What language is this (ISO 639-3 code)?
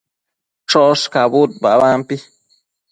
mcf